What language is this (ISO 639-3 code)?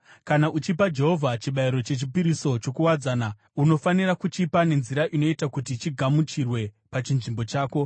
sna